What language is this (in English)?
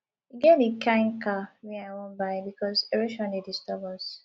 Nigerian Pidgin